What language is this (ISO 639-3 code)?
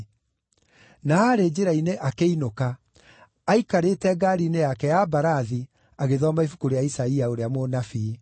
kik